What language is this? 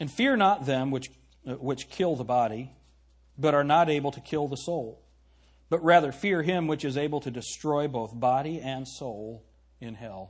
English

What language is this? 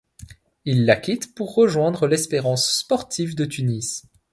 French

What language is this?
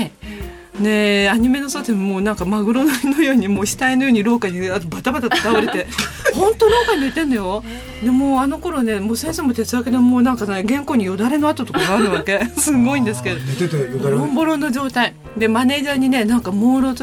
Japanese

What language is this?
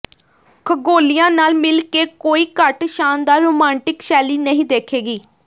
Punjabi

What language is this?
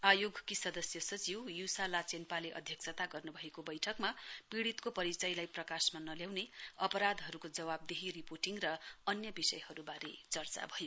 Nepali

